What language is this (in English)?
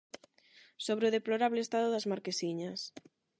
Galician